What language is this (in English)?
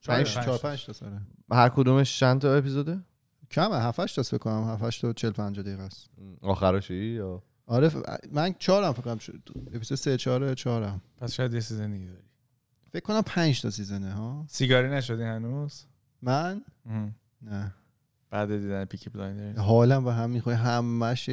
Persian